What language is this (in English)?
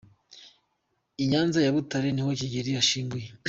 Kinyarwanda